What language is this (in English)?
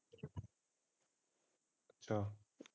Punjabi